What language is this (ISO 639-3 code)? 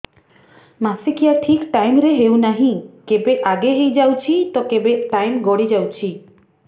ori